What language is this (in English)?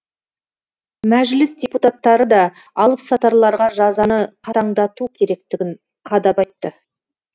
Kazakh